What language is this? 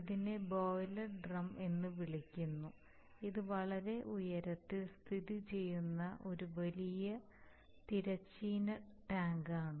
Malayalam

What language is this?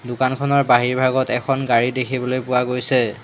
Assamese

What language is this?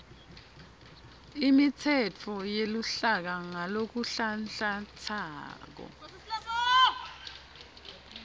Swati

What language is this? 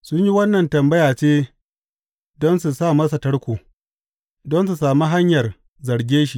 Hausa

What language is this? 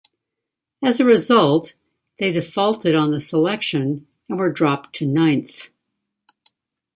English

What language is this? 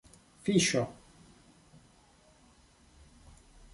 Esperanto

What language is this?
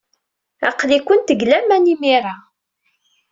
Kabyle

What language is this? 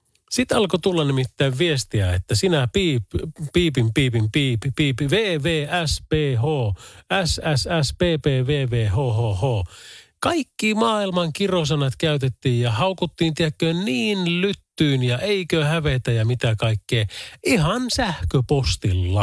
Finnish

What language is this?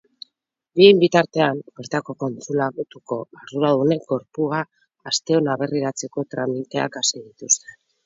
Basque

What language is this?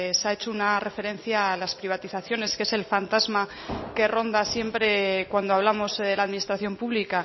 Spanish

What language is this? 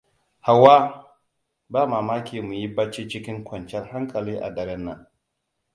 Hausa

